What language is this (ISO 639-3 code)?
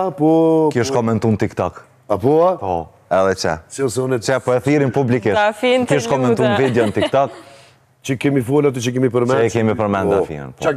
ron